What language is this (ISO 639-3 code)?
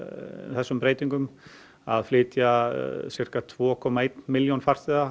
isl